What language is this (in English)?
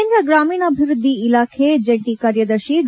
Kannada